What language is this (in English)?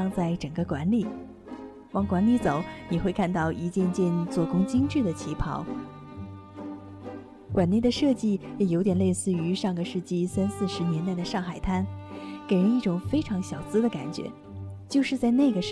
Chinese